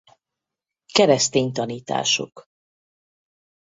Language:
Hungarian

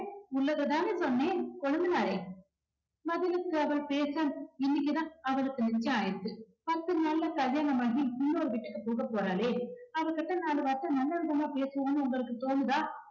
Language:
Tamil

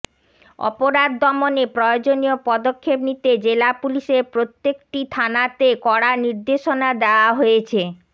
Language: Bangla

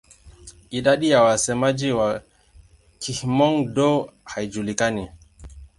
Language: Swahili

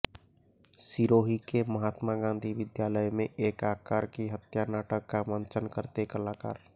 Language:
Hindi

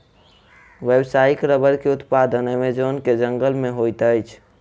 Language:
Maithili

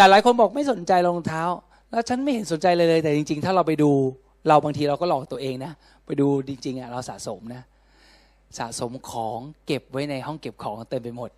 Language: Thai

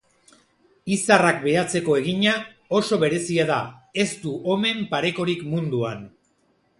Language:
Basque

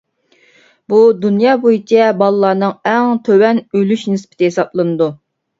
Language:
Uyghur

